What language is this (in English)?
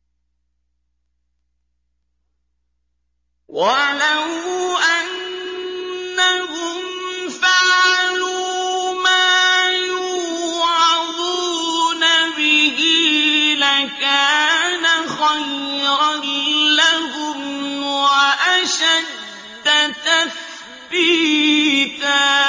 Arabic